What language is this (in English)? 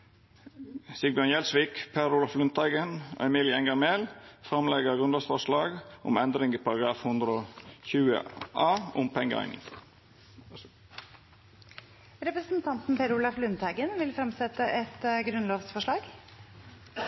Norwegian